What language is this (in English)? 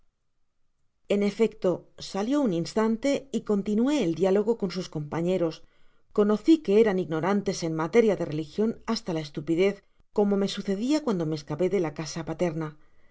Spanish